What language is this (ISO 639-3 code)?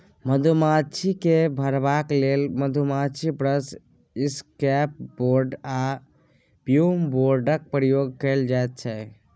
mai